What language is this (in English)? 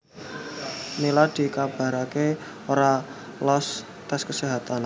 Javanese